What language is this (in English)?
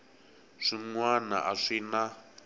Tsonga